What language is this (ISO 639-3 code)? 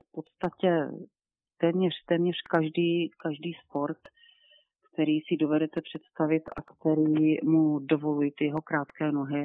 ces